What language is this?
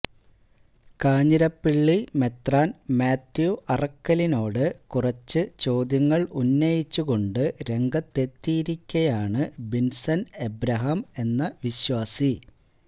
Malayalam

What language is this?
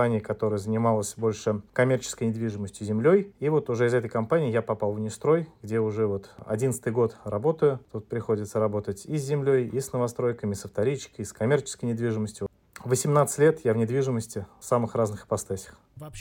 Russian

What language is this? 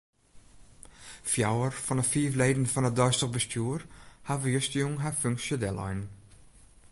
Western Frisian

